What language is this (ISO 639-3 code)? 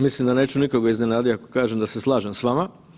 hrv